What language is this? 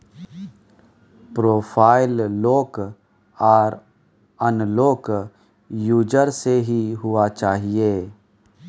Maithili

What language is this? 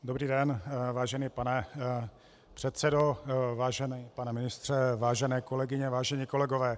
Czech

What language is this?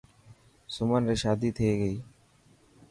Dhatki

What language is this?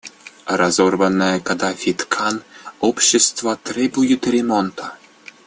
Russian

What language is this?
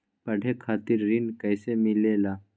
Magahi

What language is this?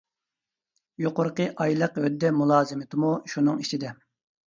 Uyghur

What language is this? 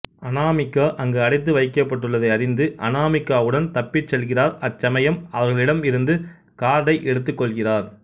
Tamil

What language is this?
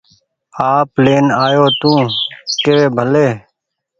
Goaria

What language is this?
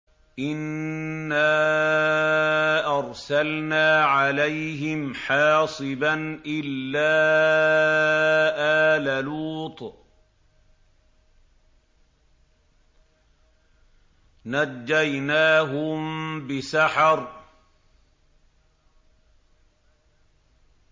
Arabic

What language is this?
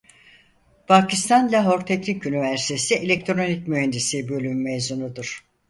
Turkish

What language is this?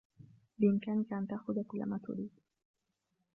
Arabic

